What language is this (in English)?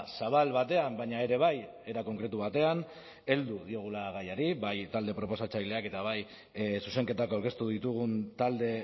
Basque